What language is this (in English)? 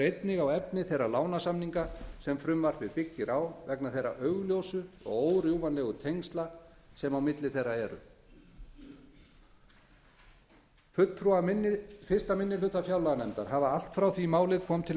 Icelandic